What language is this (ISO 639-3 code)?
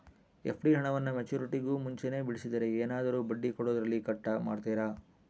kan